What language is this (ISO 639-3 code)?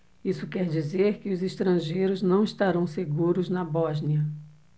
por